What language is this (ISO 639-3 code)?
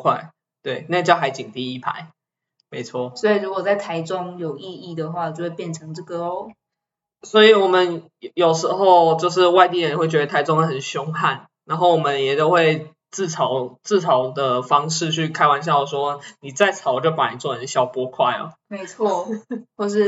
zho